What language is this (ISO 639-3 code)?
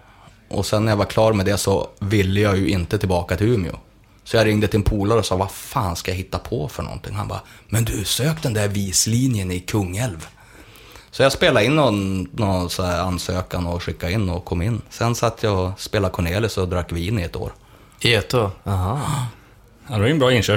swe